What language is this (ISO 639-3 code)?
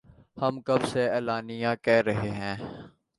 urd